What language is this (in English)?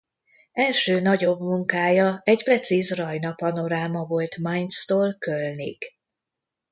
Hungarian